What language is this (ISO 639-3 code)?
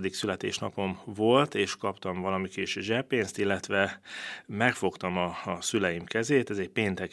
hun